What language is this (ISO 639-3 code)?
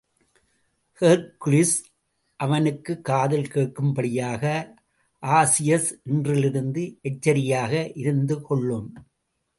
tam